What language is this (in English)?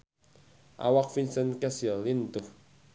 Sundanese